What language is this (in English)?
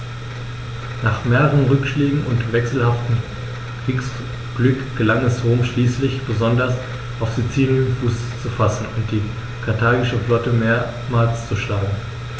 German